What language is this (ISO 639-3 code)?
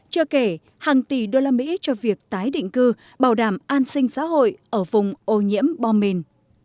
vie